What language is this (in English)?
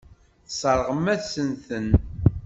Kabyle